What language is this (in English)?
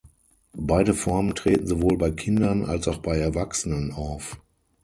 German